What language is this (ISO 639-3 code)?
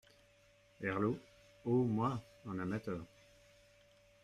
fra